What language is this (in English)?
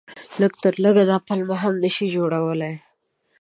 Pashto